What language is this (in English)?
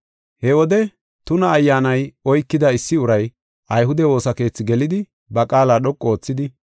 Gofa